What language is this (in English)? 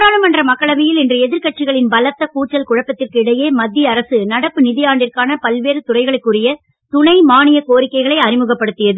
Tamil